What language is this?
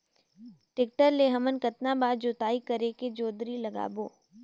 Chhattisgarhi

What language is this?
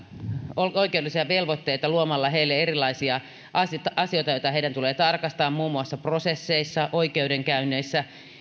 Finnish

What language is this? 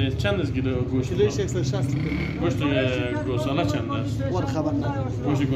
Romanian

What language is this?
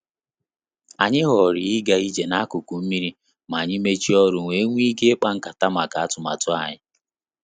Igbo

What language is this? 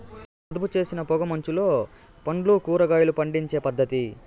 Telugu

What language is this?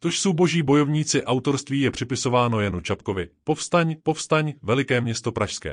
Czech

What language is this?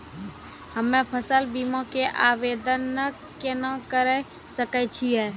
Maithili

